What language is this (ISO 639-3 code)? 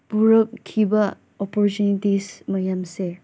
mni